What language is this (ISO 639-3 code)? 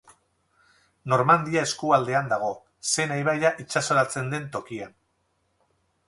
eus